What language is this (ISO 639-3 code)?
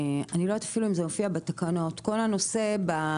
heb